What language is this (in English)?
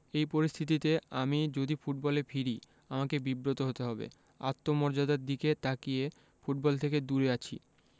Bangla